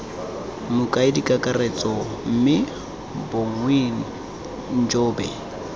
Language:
Tswana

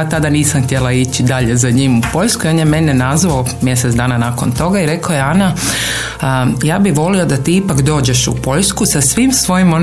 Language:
Croatian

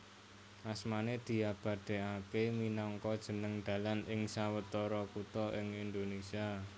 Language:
Javanese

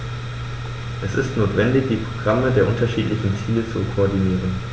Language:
German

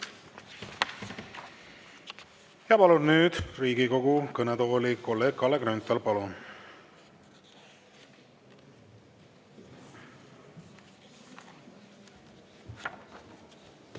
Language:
Estonian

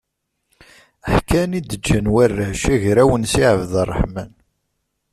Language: Kabyle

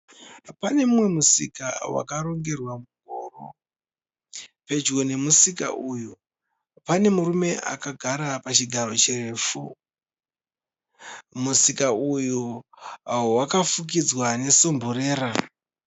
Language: Shona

